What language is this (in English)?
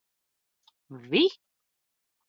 Latvian